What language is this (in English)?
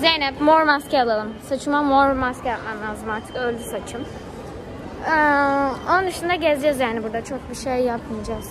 Turkish